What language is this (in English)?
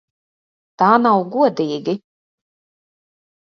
Latvian